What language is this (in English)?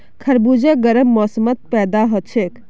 Magahi